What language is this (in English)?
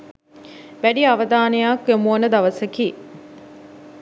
Sinhala